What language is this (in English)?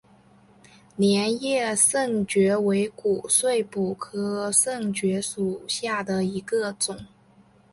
Chinese